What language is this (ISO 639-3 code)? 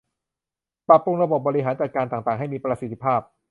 tha